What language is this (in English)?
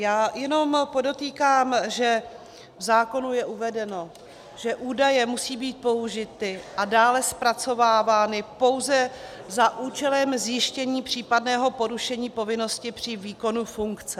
Czech